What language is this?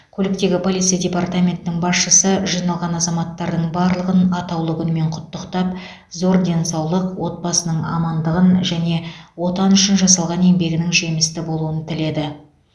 Kazakh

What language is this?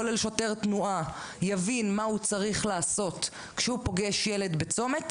Hebrew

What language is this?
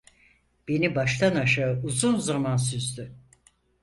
Turkish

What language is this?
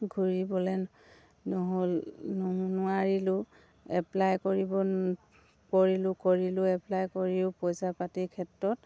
Assamese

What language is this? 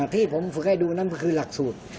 Thai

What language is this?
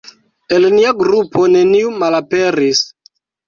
Esperanto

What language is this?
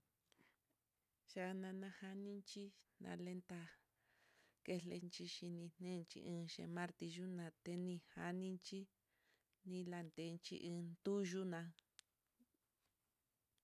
Mitlatongo Mixtec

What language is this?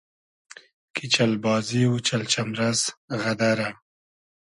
Hazaragi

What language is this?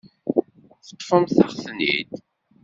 Kabyle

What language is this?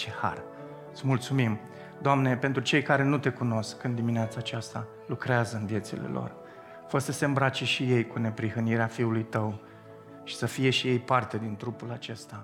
Romanian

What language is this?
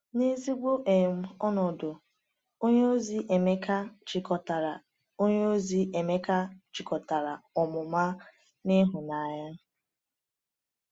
Igbo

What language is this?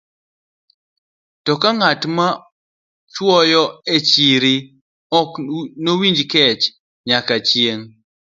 Luo (Kenya and Tanzania)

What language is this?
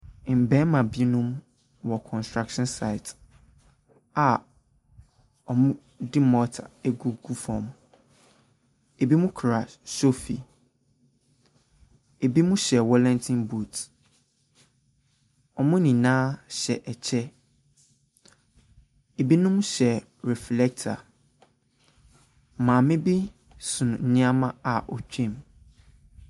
Akan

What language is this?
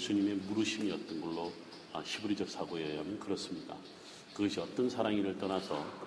Korean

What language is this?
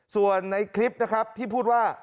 Thai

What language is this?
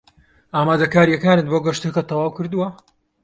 Central Kurdish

